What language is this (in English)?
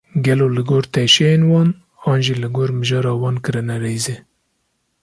Kurdish